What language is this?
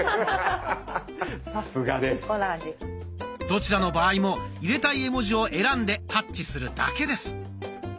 Japanese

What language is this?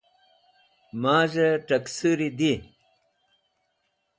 Wakhi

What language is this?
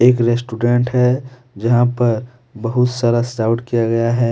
Hindi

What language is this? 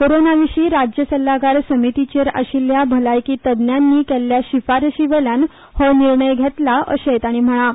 Konkani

